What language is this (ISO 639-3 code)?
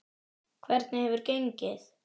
isl